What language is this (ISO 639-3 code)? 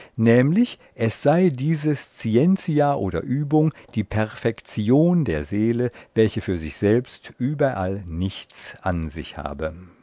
deu